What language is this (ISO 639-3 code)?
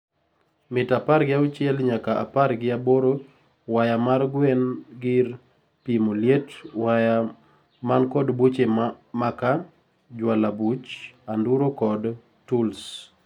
luo